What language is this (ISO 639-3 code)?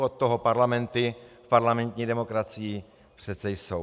ces